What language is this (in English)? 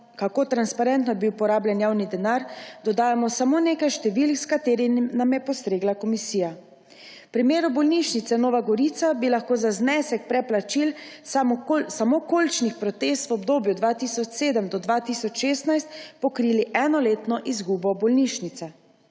Slovenian